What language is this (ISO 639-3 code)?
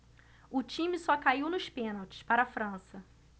por